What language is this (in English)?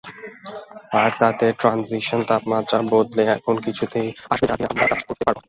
Bangla